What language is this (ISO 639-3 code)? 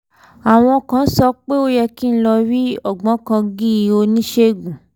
yor